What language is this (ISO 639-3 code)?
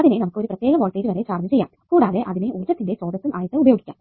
mal